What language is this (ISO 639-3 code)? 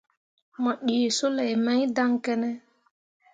mua